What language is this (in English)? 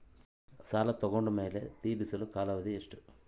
Kannada